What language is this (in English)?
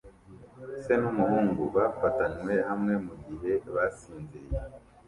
Kinyarwanda